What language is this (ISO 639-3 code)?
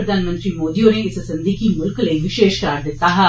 doi